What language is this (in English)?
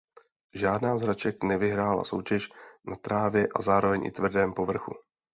Czech